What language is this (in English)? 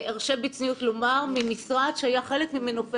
Hebrew